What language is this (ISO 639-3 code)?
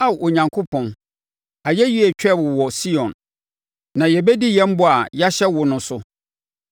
aka